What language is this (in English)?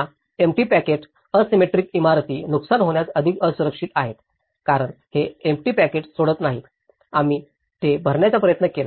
Marathi